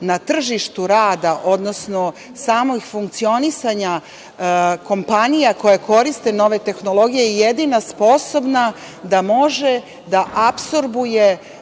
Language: Serbian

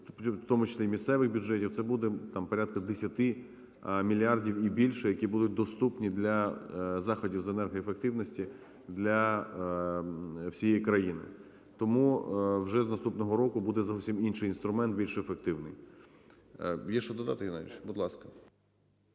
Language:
Ukrainian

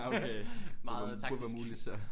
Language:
Danish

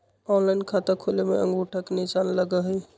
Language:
Magahi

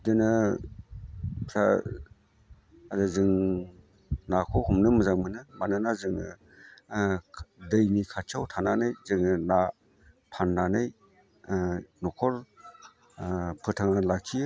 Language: Bodo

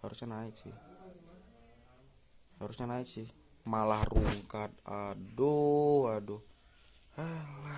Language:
Indonesian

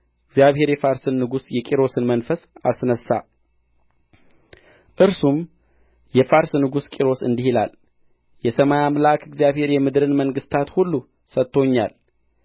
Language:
Amharic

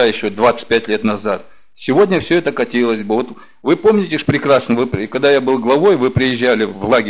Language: Russian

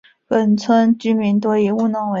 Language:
Chinese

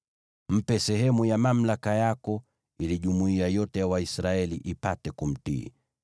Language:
Swahili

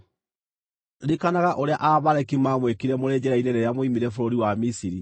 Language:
Kikuyu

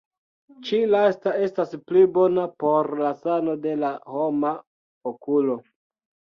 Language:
Esperanto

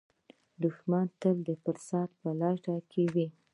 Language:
Pashto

